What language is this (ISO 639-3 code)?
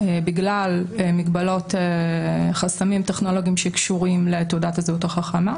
heb